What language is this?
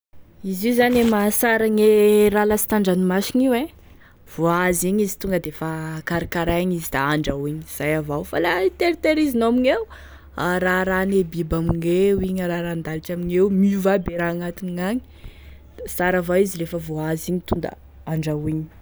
Tesaka Malagasy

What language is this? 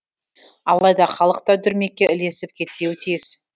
Kazakh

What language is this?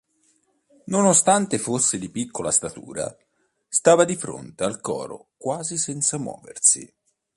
Italian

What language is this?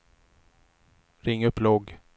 Swedish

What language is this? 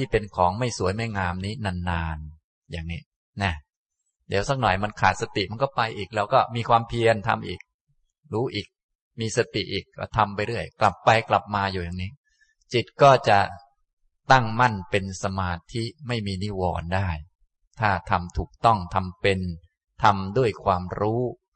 Thai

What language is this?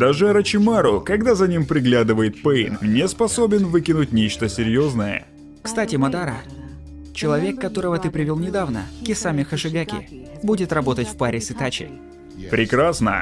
Russian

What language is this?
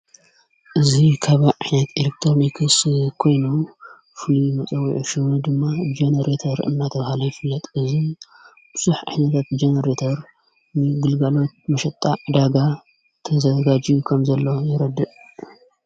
Tigrinya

